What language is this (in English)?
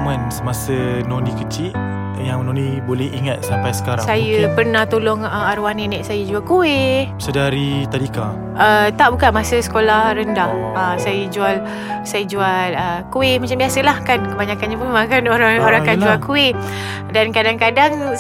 Malay